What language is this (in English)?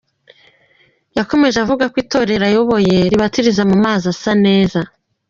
Kinyarwanda